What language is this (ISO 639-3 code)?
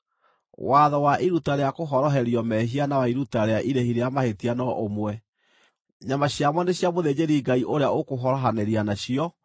kik